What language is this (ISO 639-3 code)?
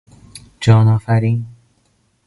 fas